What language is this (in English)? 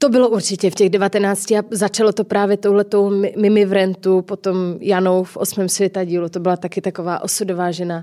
Czech